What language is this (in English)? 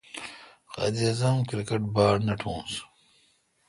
Kalkoti